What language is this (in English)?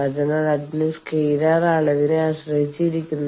Malayalam